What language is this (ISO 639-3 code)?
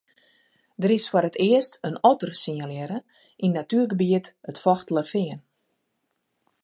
fry